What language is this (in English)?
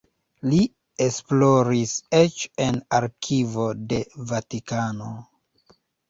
Esperanto